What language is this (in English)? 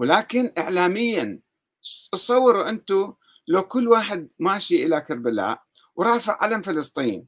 Arabic